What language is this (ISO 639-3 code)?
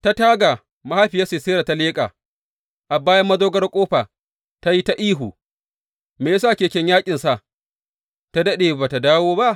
hau